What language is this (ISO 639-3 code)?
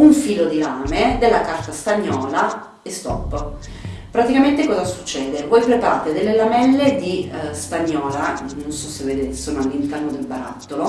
ita